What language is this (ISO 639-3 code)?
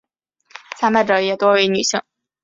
zho